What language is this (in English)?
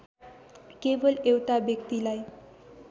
Nepali